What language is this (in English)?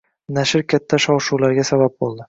Uzbek